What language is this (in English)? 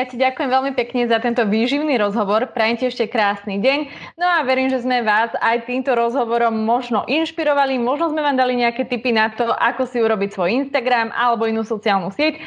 Slovak